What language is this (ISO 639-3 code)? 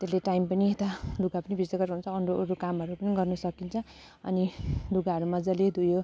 nep